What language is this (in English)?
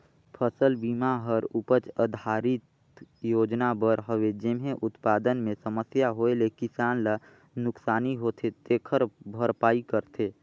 Chhattisgarhi